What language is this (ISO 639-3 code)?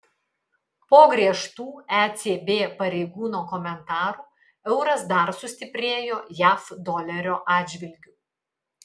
lit